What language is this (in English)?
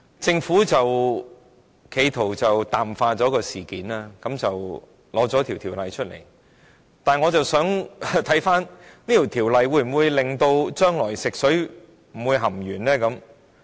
Cantonese